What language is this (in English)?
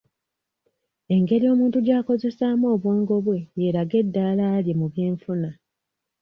Ganda